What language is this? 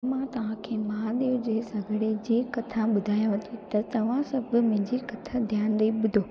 Sindhi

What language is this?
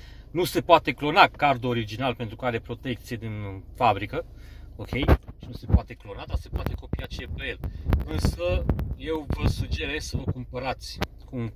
Romanian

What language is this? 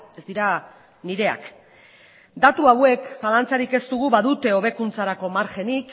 Basque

